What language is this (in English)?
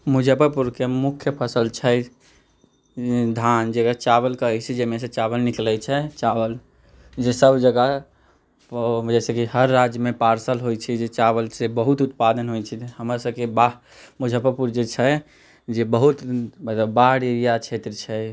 Maithili